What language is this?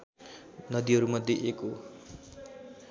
Nepali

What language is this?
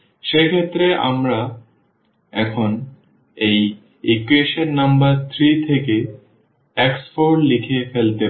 Bangla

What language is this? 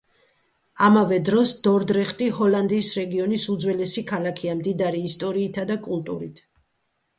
Georgian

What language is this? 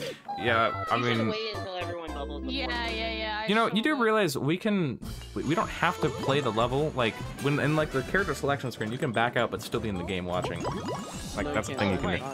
English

